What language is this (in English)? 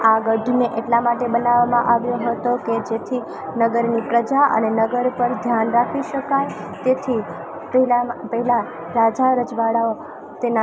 Gujarati